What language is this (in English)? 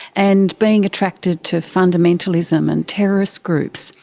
English